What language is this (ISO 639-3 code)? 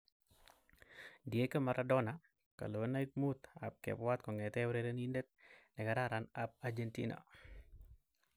kln